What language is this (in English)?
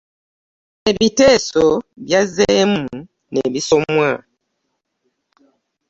Ganda